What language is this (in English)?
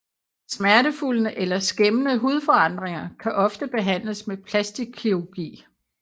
Danish